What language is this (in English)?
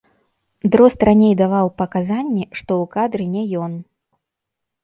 Belarusian